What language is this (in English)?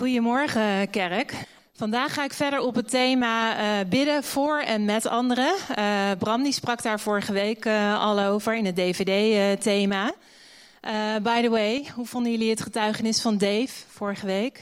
Dutch